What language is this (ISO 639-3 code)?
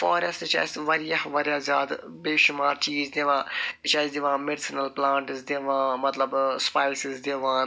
kas